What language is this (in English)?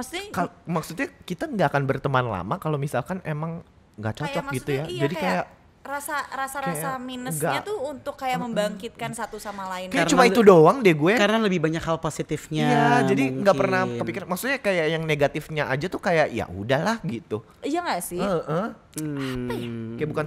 Indonesian